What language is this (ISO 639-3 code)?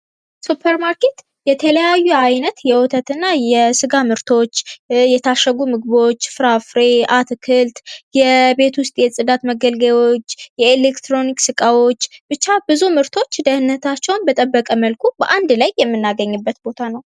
amh